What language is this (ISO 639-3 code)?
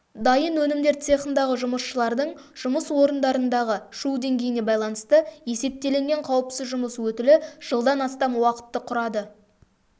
kaz